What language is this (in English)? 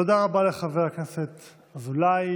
Hebrew